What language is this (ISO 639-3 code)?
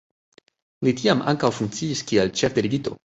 epo